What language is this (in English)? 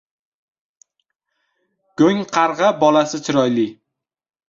Uzbek